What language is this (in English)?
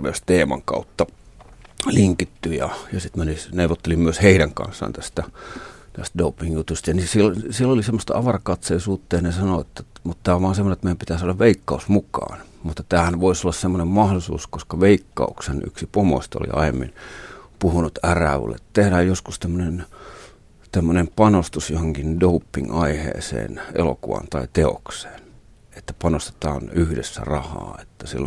Finnish